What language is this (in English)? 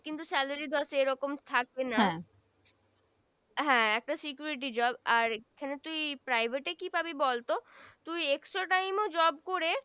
Bangla